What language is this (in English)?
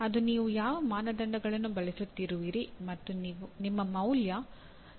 Kannada